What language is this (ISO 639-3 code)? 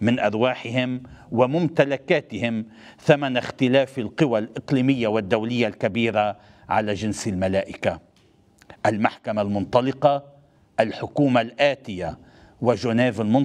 ara